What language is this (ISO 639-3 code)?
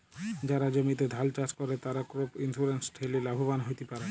ben